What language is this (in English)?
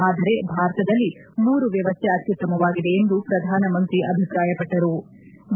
Kannada